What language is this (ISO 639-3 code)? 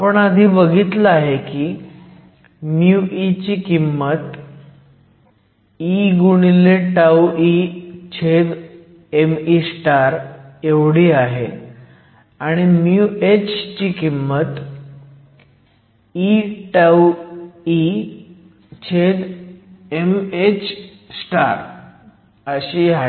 mar